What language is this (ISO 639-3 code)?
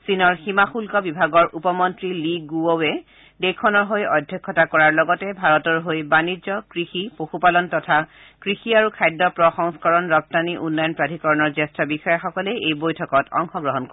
asm